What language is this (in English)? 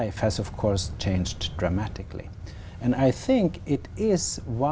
Vietnamese